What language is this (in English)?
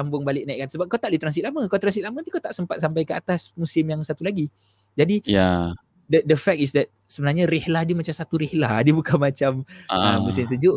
Malay